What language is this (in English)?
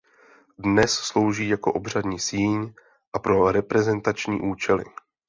Czech